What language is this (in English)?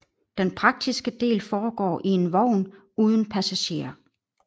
Danish